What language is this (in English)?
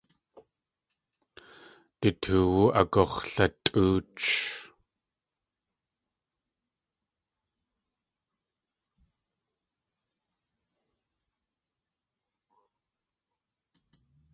Tlingit